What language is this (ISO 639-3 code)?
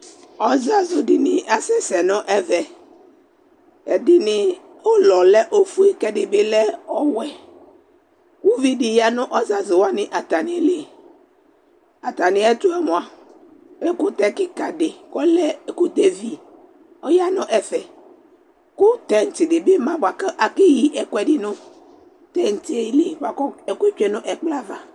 kpo